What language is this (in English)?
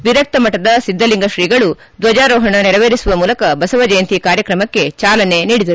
Kannada